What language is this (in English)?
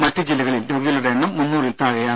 Malayalam